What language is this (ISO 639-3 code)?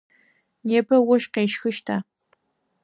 ady